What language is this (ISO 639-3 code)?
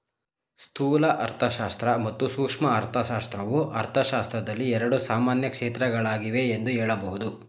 kan